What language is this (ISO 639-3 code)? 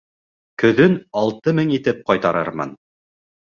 bak